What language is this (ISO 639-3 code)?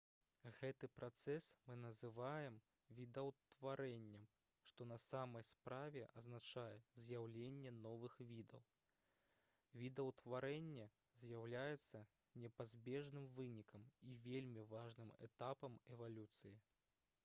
bel